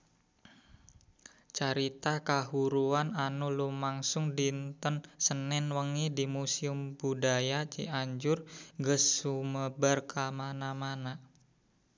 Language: Sundanese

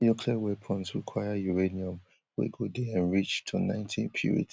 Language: Nigerian Pidgin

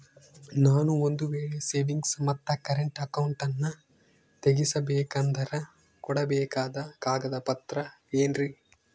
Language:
Kannada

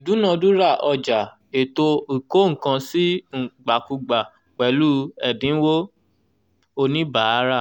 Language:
Yoruba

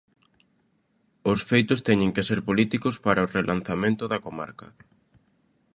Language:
Galician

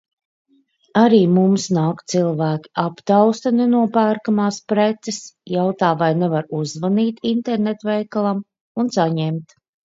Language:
Latvian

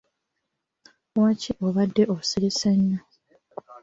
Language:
Ganda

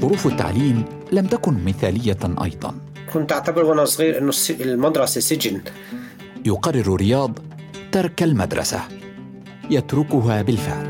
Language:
Arabic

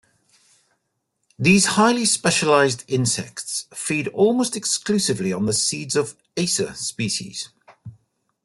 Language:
English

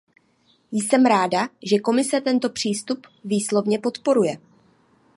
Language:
Czech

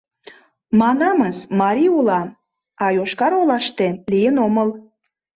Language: Mari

